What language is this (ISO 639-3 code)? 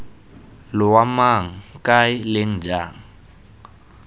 tsn